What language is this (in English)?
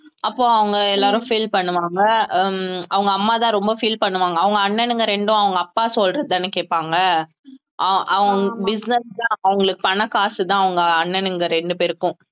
Tamil